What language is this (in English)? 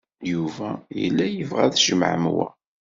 Kabyle